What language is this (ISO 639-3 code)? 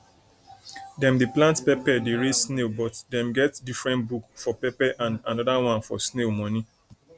pcm